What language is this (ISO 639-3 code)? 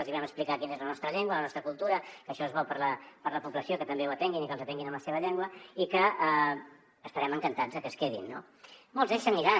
cat